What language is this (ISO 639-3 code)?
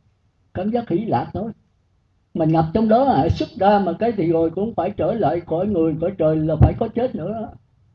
vie